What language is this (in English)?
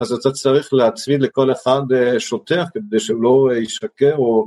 Hebrew